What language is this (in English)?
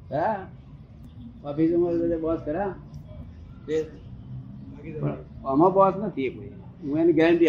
Gujarati